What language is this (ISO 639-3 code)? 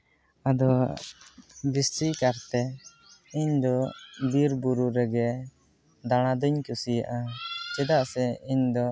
sat